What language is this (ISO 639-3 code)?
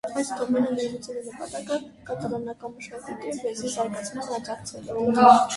hye